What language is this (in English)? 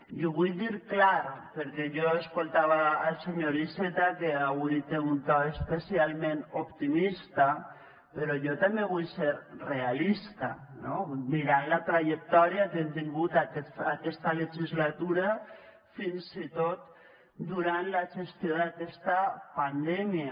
Catalan